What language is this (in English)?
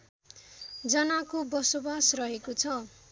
Nepali